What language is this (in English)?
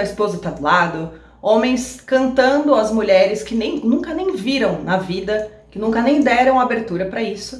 Portuguese